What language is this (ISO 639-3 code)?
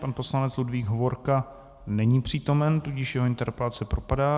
ces